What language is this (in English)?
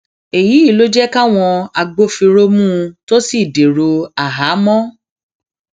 Yoruba